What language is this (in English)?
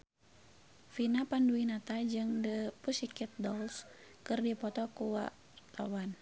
Sundanese